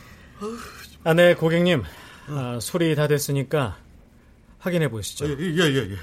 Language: Korean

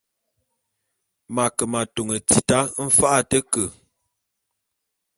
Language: Bulu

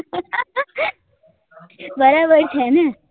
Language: Gujarati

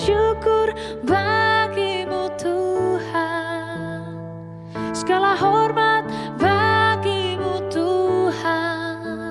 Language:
Indonesian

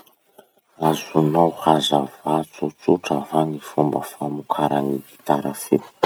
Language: Masikoro Malagasy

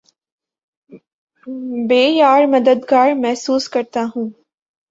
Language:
Urdu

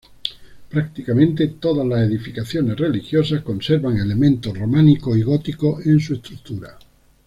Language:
Spanish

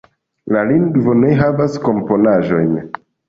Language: Esperanto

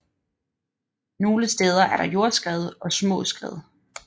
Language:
Danish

